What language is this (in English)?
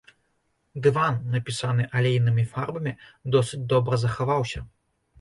Belarusian